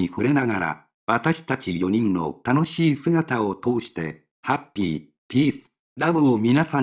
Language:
Japanese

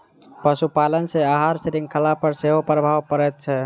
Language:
Maithili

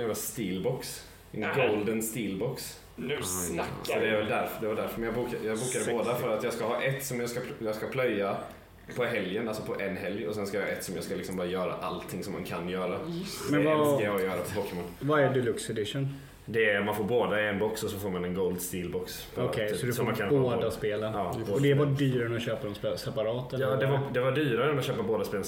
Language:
Swedish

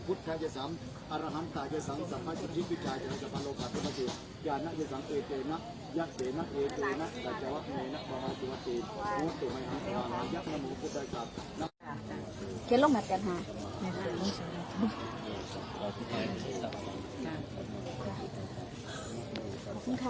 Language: Thai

